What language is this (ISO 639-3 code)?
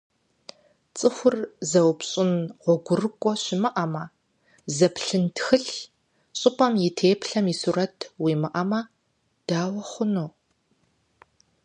kbd